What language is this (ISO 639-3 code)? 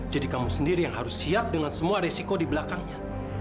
ind